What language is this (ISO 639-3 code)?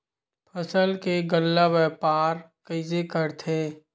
hne